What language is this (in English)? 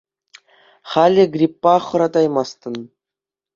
Chuvash